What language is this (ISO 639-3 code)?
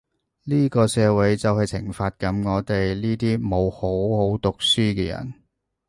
yue